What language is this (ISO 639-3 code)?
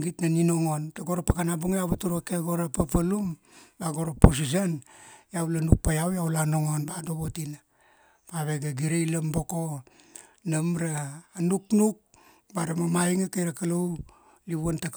ksd